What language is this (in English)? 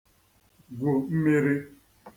Igbo